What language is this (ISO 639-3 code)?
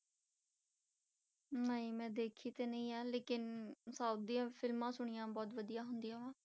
pan